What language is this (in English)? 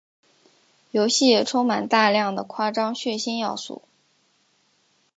Chinese